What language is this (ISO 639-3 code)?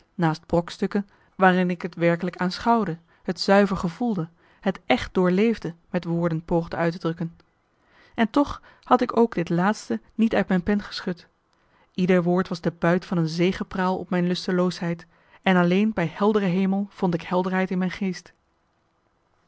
nld